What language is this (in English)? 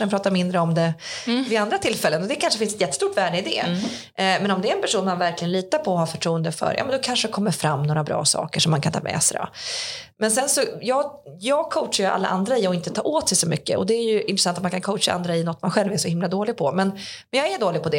Swedish